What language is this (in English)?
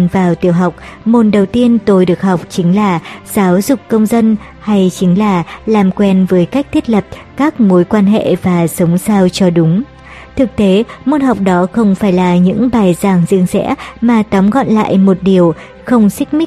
Vietnamese